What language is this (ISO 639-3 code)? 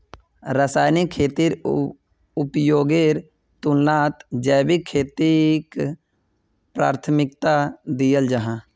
mag